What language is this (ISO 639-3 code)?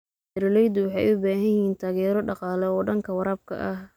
som